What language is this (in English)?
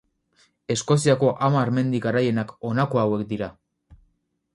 Basque